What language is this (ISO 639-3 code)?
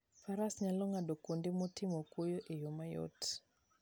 luo